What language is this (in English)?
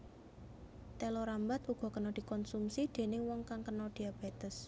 Javanese